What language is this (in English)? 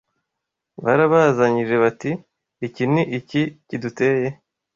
Kinyarwanda